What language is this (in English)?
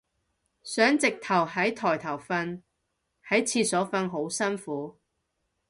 Cantonese